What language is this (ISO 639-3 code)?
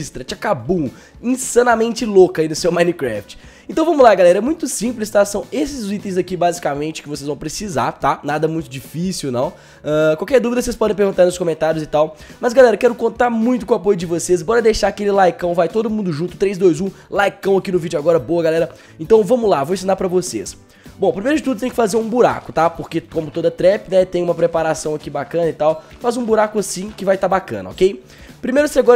por